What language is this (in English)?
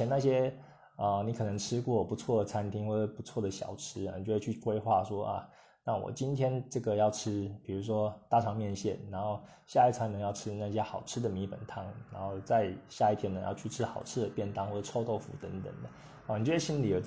Chinese